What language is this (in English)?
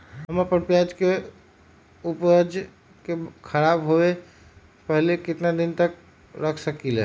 Magahi